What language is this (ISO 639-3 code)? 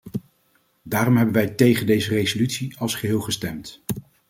nld